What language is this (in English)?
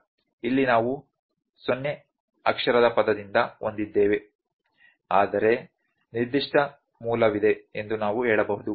Kannada